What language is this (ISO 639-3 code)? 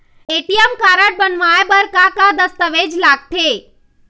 hne